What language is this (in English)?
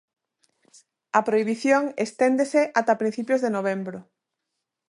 Galician